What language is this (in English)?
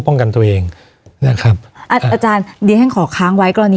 Thai